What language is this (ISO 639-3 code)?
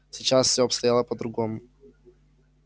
rus